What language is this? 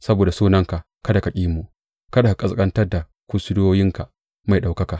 Hausa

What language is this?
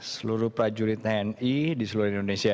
Indonesian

